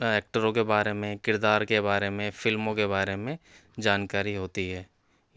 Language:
Urdu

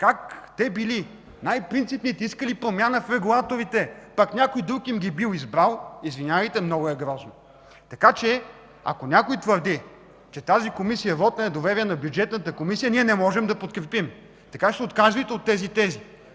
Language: Bulgarian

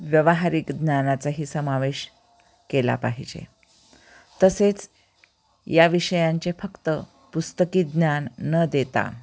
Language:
Marathi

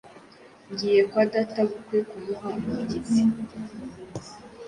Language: Kinyarwanda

